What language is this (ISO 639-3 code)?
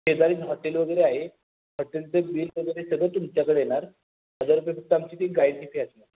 mar